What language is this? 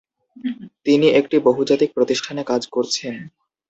Bangla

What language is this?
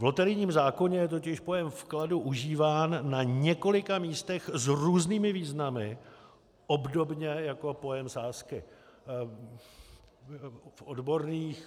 Czech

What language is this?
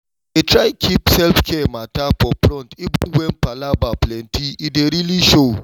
Nigerian Pidgin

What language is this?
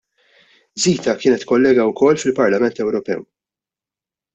Maltese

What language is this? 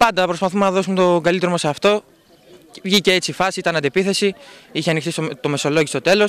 Greek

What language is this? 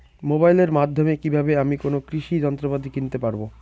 Bangla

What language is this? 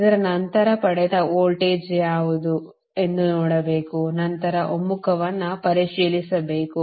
Kannada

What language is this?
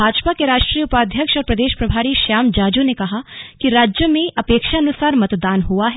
Hindi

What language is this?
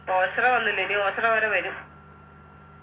Malayalam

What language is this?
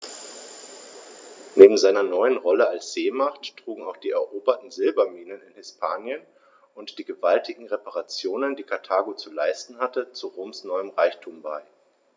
German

